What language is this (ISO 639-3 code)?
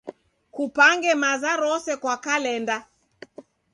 dav